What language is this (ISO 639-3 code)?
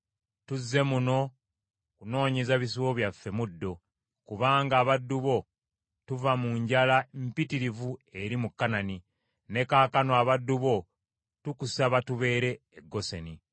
lug